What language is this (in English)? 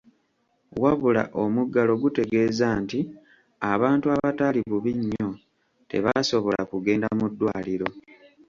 Ganda